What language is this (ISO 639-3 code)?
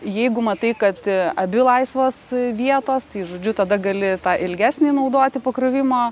lit